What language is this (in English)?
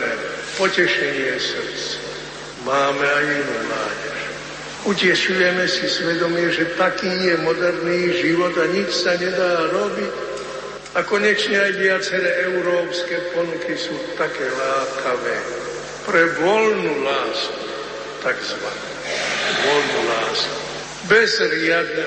Slovak